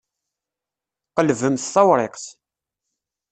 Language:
Kabyle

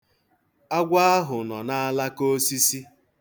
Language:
Igbo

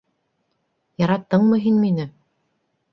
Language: Bashkir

